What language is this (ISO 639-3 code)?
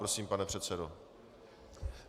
ces